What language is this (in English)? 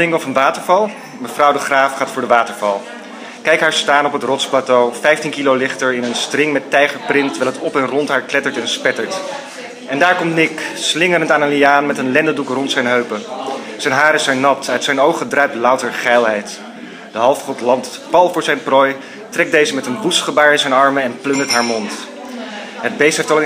Dutch